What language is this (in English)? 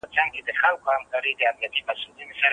Pashto